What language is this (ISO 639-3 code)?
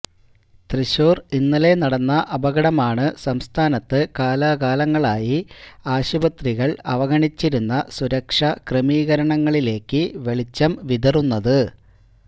mal